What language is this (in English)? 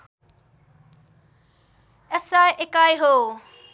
Nepali